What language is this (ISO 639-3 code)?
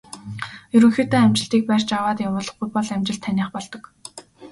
mon